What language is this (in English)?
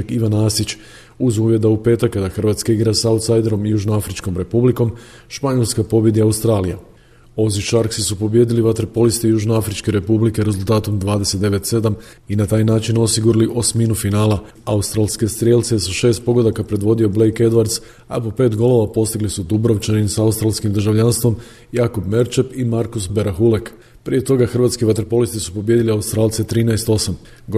Croatian